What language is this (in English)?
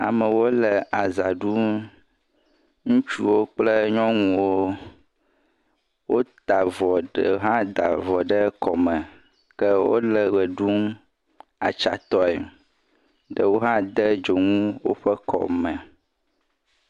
Ewe